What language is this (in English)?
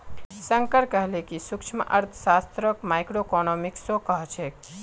Magahi